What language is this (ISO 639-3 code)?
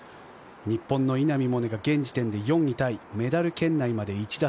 jpn